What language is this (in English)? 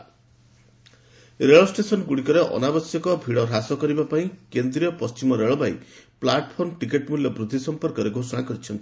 Odia